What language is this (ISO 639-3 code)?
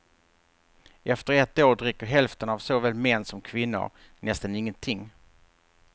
swe